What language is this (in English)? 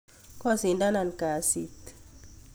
Kalenjin